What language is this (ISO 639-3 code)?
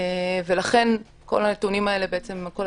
heb